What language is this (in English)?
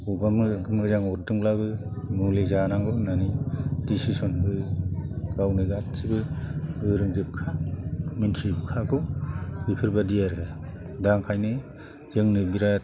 Bodo